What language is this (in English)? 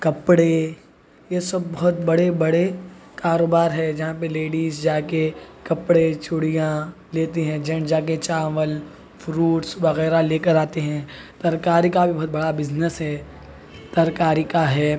Urdu